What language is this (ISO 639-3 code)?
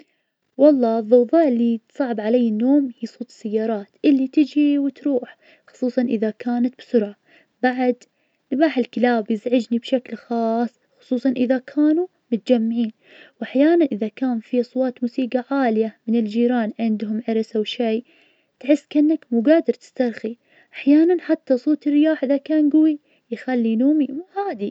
ars